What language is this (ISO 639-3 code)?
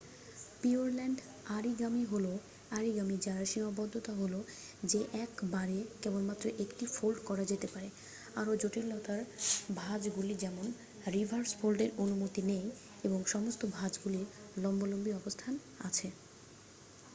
ben